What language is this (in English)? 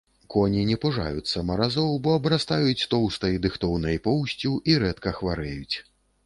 Belarusian